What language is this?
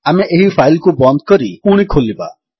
Odia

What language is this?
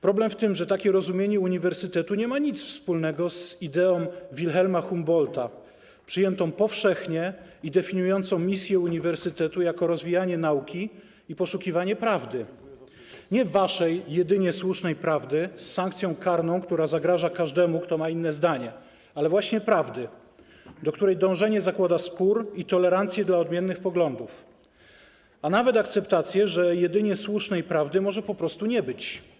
Polish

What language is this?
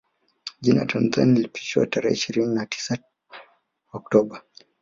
Swahili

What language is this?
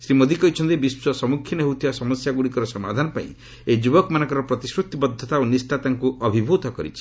Odia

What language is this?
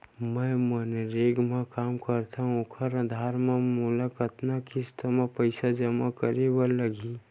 Chhattisgarhi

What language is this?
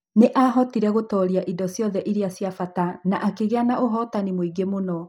Kikuyu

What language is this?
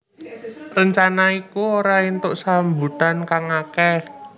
Javanese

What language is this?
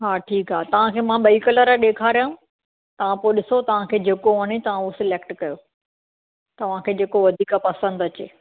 Sindhi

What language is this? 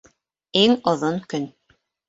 Bashkir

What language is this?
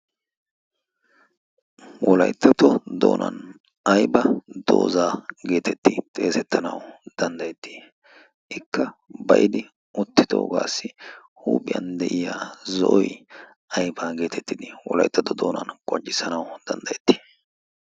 Wolaytta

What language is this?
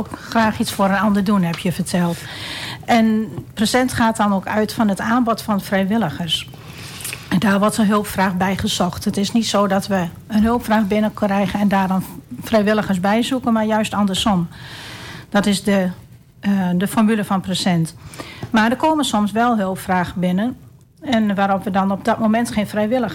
Dutch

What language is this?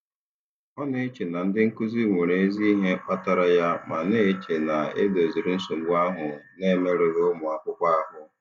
Igbo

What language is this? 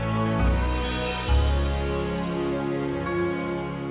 Indonesian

